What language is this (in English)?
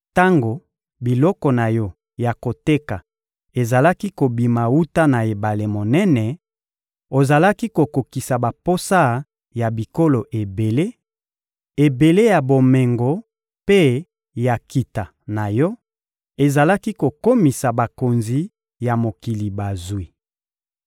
Lingala